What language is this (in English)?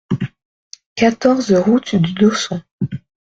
French